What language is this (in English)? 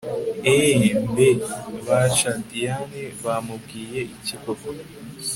Kinyarwanda